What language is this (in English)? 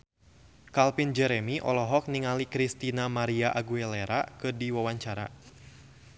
Sundanese